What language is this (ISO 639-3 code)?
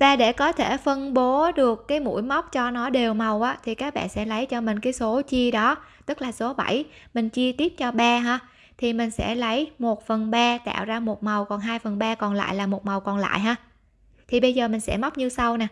vie